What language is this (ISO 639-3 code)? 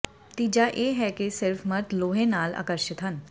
pan